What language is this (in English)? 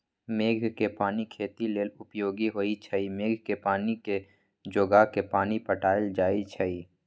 Magahi